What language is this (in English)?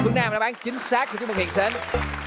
Vietnamese